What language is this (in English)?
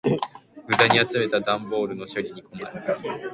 Japanese